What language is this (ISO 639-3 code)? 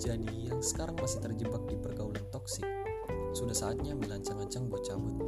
ind